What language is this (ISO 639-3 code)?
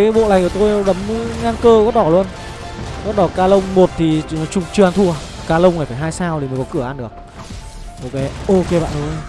vie